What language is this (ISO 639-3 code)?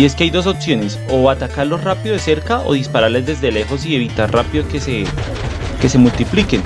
spa